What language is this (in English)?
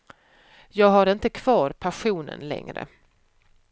Swedish